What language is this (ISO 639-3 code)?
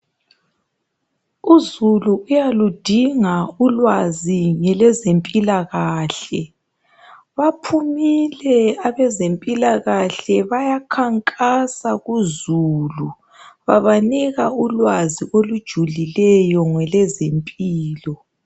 nde